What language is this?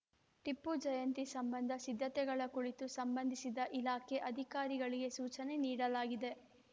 Kannada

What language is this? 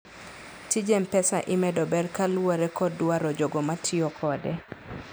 Luo (Kenya and Tanzania)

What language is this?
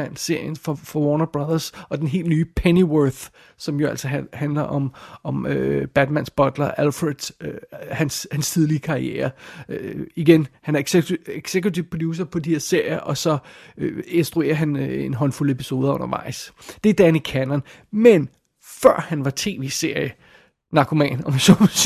Danish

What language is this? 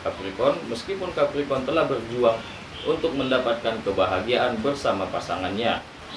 Indonesian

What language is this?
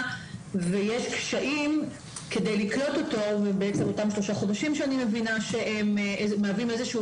Hebrew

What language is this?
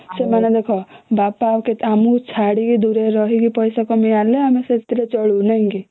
Odia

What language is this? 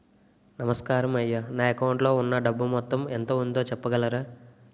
Telugu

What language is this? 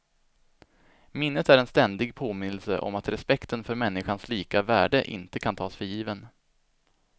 Swedish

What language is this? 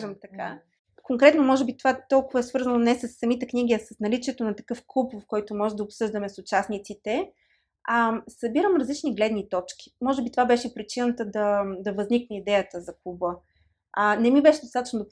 Bulgarian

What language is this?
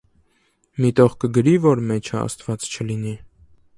Armenian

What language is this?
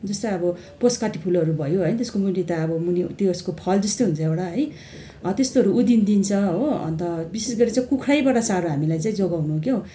Nepali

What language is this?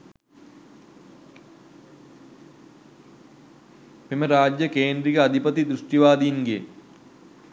Sinhala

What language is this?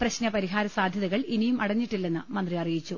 Malayalam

